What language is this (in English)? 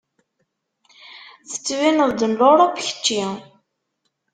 Kabyle